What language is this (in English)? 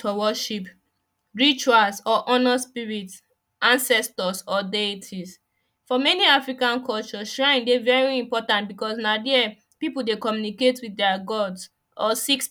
Nigerian Pidgin